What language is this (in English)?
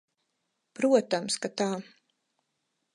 Latvian